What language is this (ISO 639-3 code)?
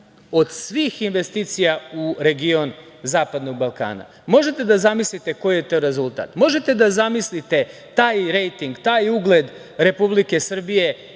srp